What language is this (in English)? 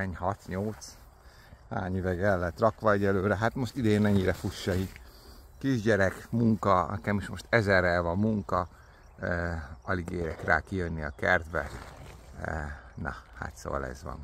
Hungarian